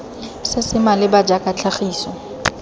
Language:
Tswana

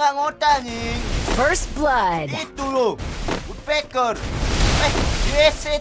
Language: Indonesian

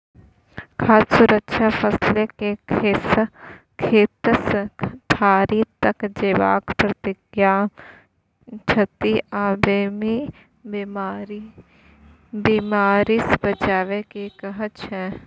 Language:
Maithili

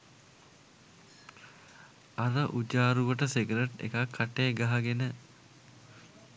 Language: Sinhala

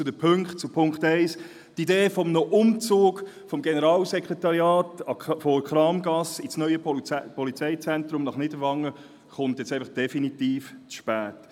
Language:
Swiss German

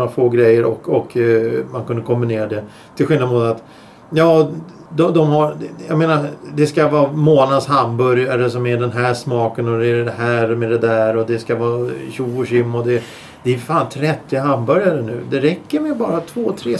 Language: Swedish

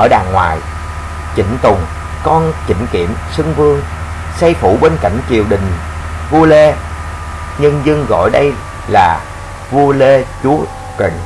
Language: Vietnamese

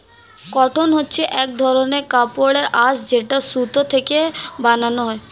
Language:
Bangla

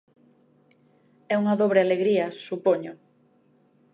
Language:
Galician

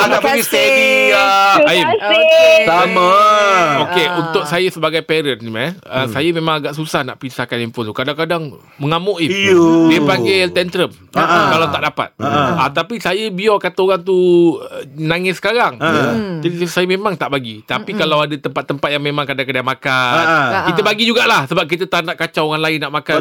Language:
Malay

